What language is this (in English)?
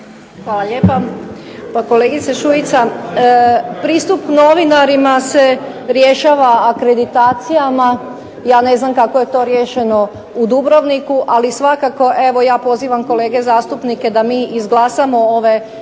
Croatian